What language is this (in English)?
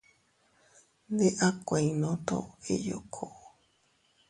Teutila Cuicatec